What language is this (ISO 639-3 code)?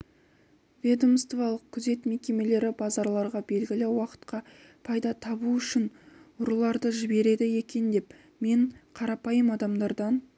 kaz